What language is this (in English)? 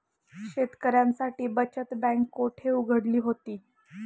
Marathi